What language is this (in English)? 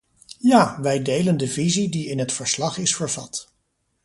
Dutch